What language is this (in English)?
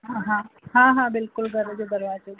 Sindhi